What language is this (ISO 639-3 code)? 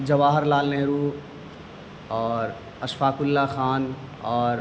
urd